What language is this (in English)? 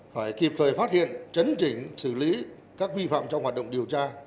Vietnamese